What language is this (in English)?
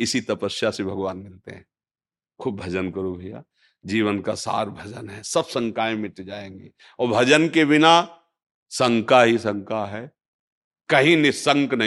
Hindi